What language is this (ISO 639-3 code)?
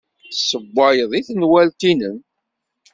kab